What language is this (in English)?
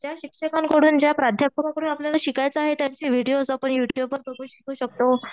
Marathi